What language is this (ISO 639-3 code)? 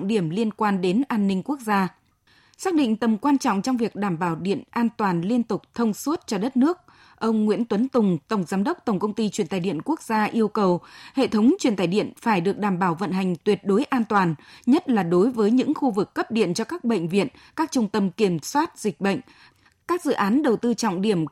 vie